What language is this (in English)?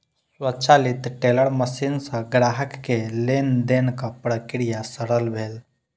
Maithili